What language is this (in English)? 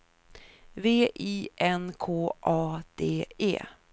Swedish